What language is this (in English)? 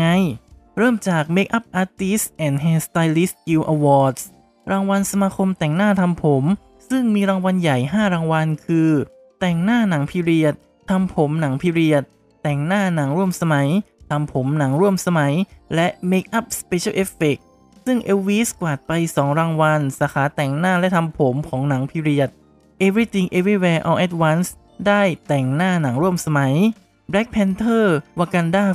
Thai